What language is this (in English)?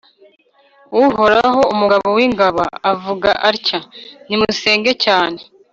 Kinyarwanda